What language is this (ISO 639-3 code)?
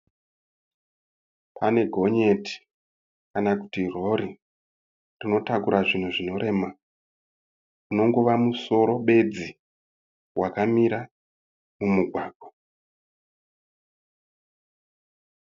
sna